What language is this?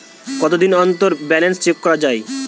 Bangla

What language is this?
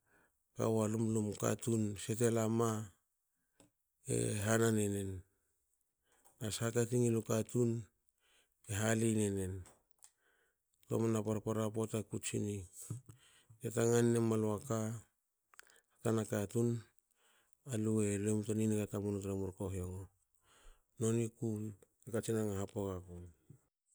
Hakö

